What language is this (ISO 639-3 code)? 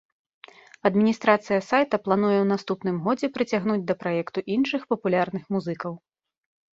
bel